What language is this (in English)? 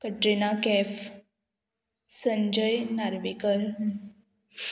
Konkani